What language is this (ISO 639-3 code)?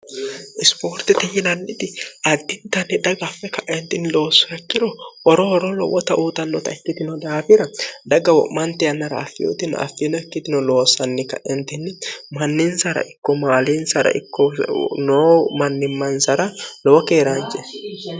sid